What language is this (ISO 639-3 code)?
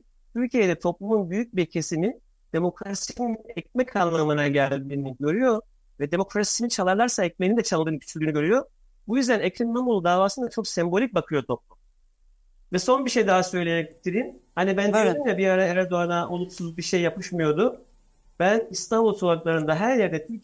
tur